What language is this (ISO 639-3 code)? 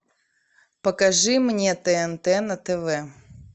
rus